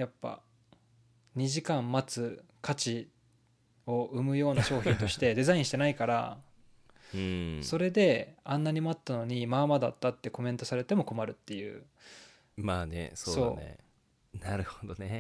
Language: Japanese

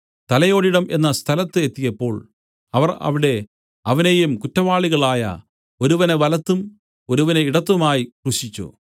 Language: Malayalam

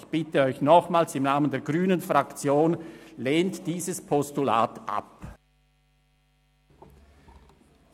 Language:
Swiss German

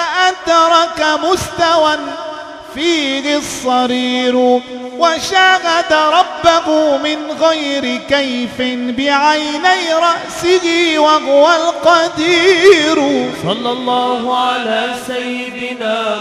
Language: Arabic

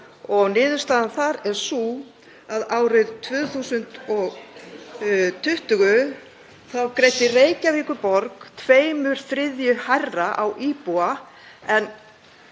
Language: Icelandic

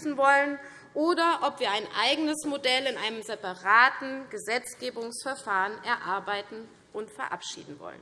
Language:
German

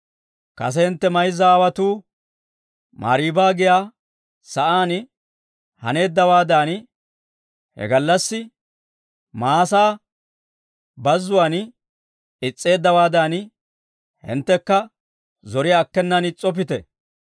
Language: Dawro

